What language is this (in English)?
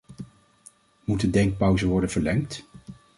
Dutch